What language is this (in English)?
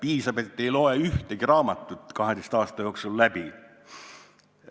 Estonian